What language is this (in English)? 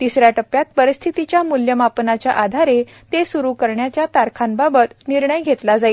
Marathi